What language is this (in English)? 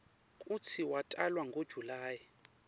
Swati